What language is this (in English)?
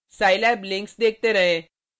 Hindi